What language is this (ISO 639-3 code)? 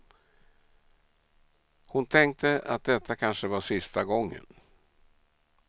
swe